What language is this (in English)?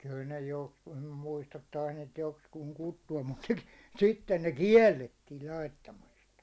Finnish